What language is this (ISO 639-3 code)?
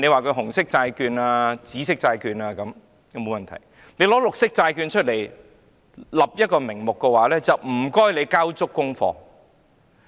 yue